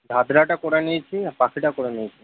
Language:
Bangla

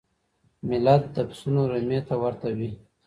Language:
Pashto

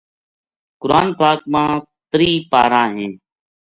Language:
Gujari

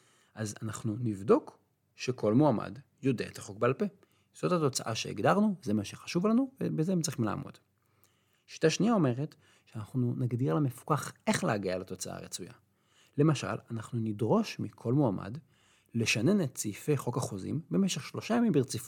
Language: Hebrew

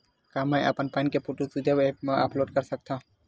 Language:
Chhattisgarhi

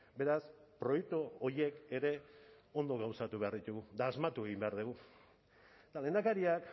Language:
Basque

